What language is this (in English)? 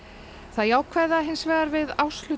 Icelandic